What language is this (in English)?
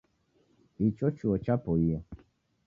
Taita